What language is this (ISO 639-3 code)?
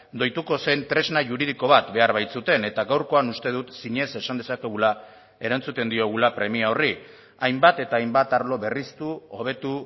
eus